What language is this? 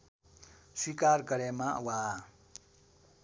Nepali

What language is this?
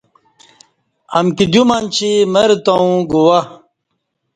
Kati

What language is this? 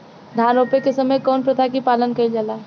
Bhojpuri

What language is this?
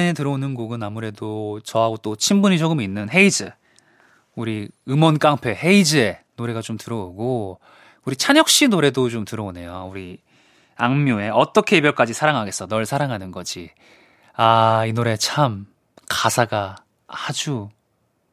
Korean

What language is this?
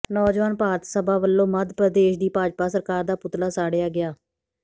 Punjabi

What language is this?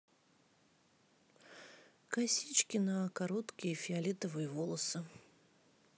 Russian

